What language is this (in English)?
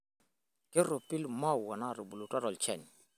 Masai